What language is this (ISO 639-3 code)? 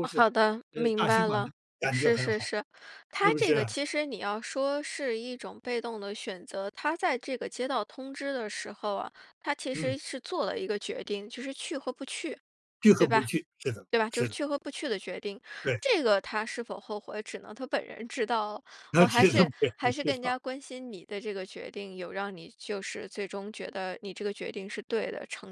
zho